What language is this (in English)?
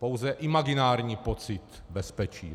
Czech